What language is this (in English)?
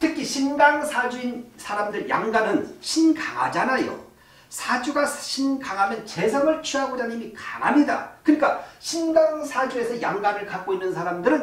Korean